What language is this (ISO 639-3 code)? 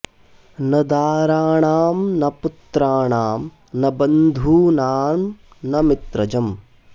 san